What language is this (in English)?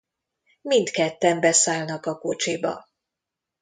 Hungarian